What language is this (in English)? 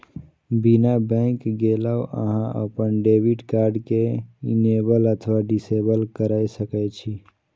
Maithili